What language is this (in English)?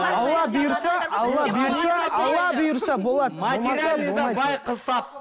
Kazakh